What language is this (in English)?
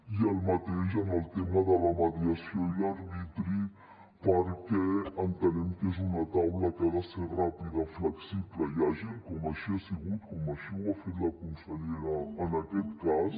Catalan